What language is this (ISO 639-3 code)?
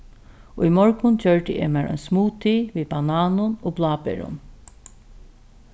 fao